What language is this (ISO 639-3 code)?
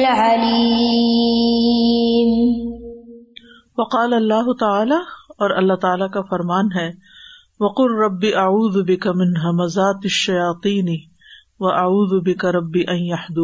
urd